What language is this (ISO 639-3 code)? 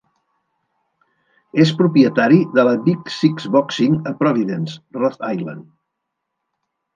cat